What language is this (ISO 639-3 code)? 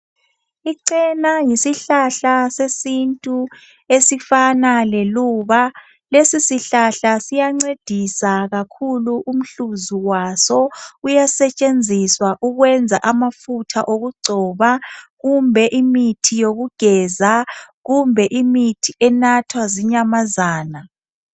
nde